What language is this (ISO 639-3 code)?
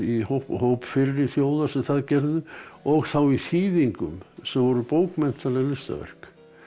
isl